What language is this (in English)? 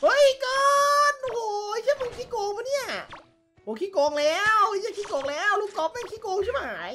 Thai